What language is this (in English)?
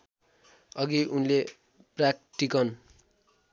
Nepali